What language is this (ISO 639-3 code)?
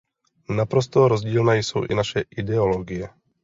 ces